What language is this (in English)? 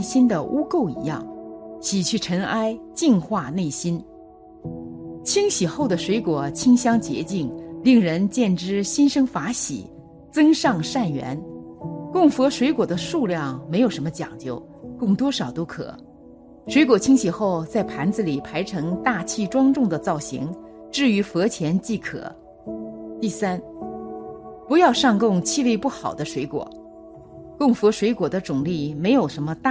Chinese